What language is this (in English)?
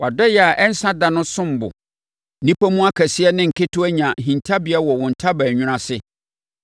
Akan